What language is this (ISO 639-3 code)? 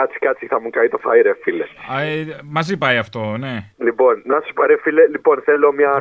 ell